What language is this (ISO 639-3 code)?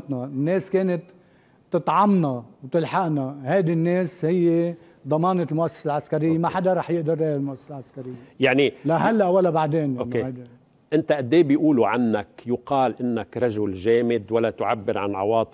ara